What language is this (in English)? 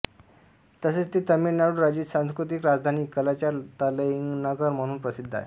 Marathi